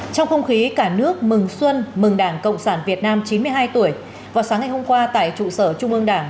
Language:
Vietnamese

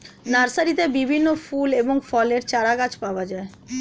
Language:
Bangla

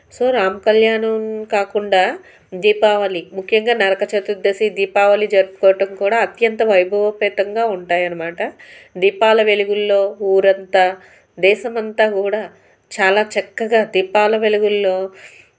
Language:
Telugu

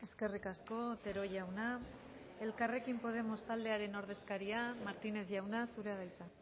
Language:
Basque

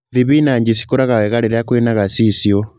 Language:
Kikuyu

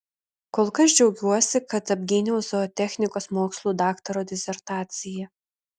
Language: Lithuanian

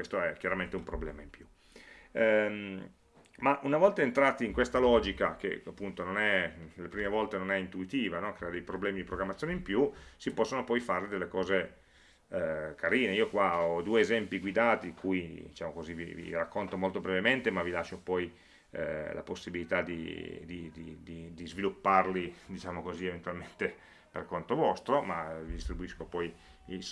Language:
Italian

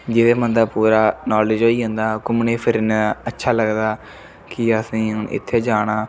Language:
Dogri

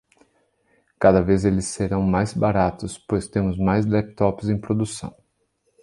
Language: Portuguese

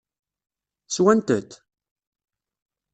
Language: Kabyle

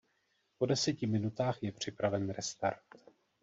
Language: Czech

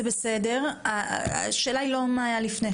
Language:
Hebrew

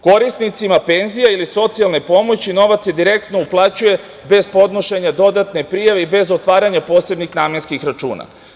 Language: Serbian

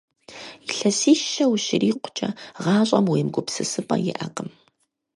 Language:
Kabardian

